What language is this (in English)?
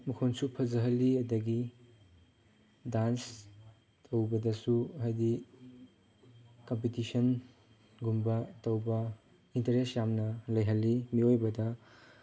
Manipuri